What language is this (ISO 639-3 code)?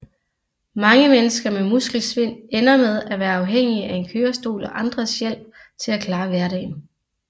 dan